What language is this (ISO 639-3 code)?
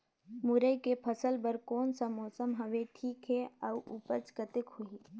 hne